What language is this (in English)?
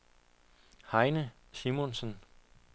Danish